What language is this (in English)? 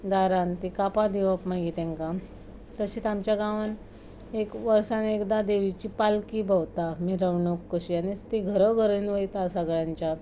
Konkani